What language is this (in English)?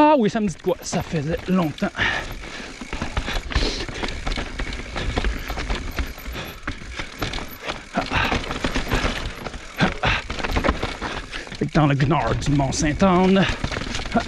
French